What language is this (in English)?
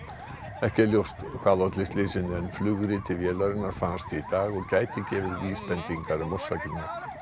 Icelandic